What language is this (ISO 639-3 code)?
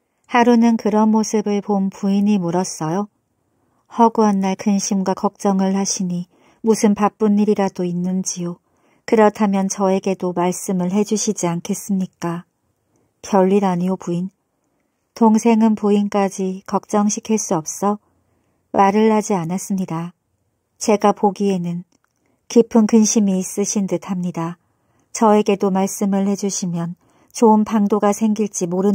kor